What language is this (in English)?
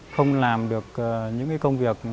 Vietnamese